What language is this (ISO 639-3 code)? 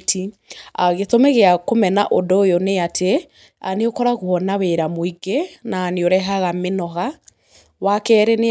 kik